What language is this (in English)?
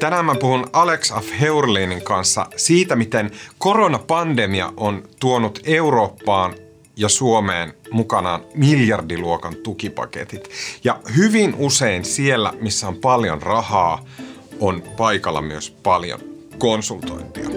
Finnish